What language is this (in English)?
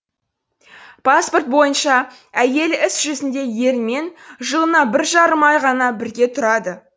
Kazakh